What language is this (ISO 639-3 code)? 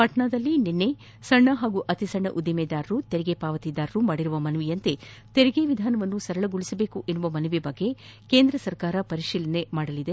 kan